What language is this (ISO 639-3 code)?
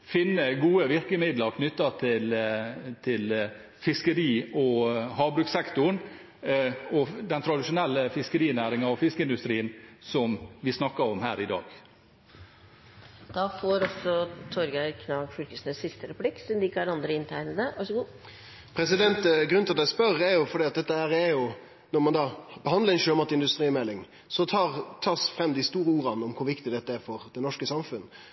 nor